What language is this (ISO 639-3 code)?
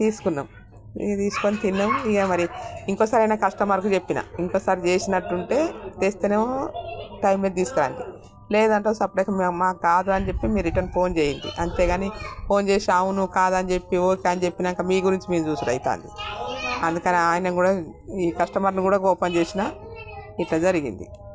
tel